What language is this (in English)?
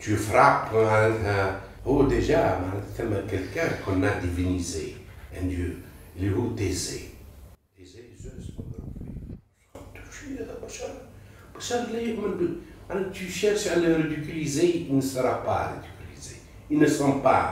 Arabic